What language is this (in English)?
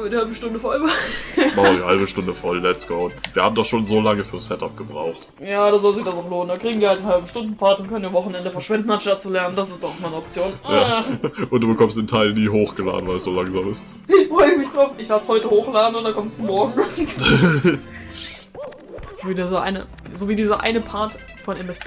German